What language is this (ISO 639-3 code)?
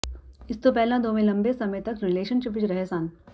pan